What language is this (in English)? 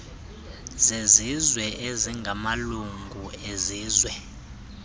Xhosa